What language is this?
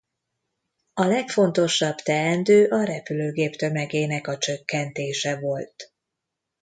Hungarian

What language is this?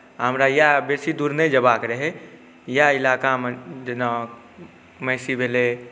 Maithili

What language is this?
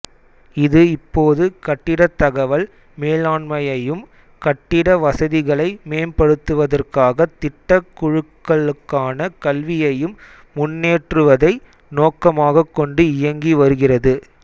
Tamil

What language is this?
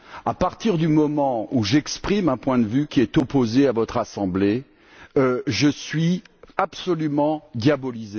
French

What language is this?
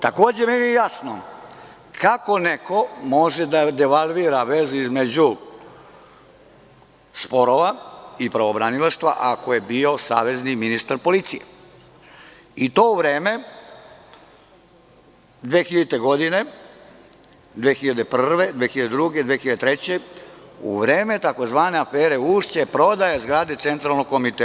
Serbian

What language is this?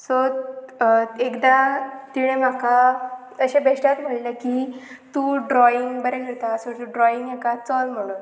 Konkani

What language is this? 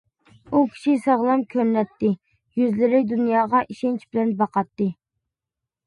Uyghur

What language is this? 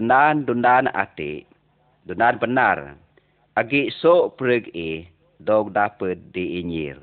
Malay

